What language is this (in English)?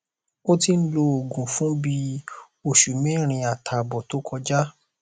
Yoruba